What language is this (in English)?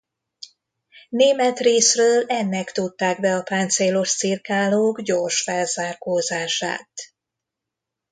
Hungarian